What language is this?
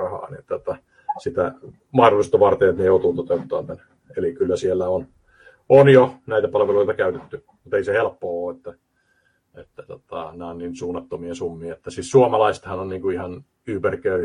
Finnish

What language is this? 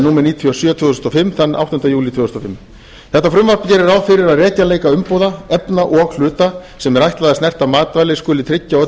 Icelandic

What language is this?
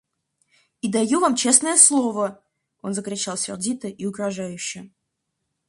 Russian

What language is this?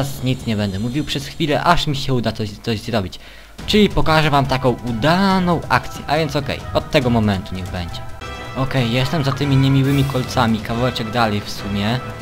Polish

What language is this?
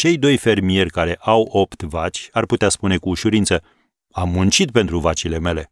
Romanian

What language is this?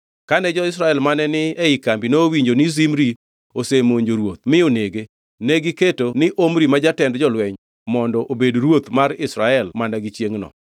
Luo (Kenya and Tanzania)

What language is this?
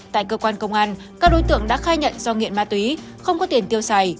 Vietnamese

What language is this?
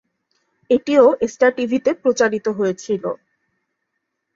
Bangla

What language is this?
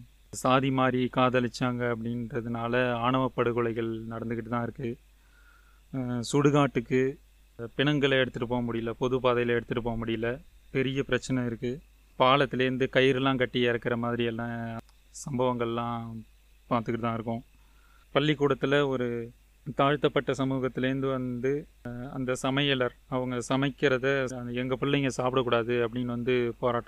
Tamil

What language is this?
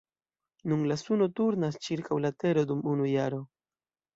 Esperanto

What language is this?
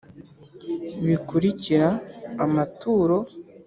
Kinyarwanda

